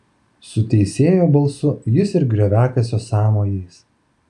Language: Lithuanian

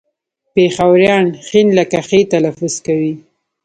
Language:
Pashto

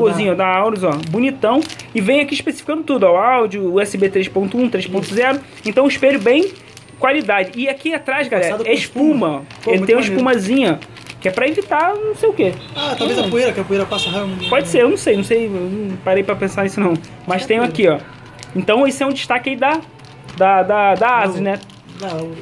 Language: Portuguese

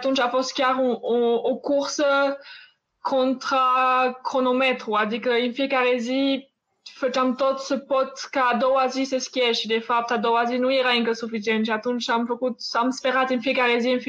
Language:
Romanian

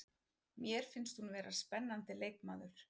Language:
Icelandic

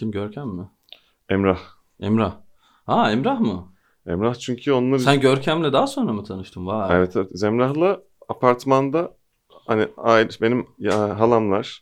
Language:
Turkish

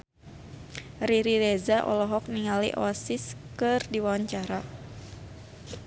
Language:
Sundanese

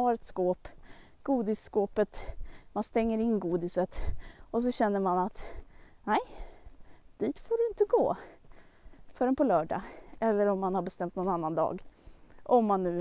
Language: Swedish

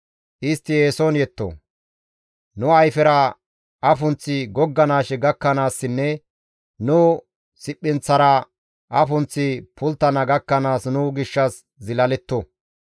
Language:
Gamo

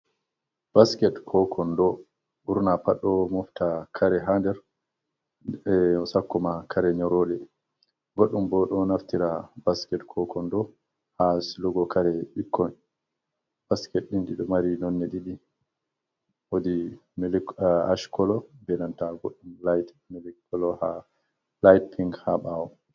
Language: Fula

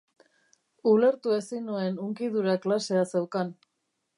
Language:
Basque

